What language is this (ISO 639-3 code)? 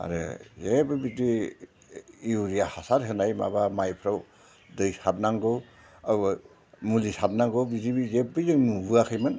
brx